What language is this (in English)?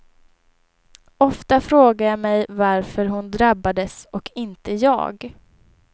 Swedish